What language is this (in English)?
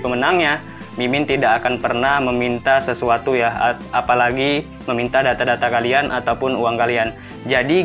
Indonesian